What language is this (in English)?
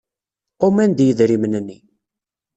Kabyle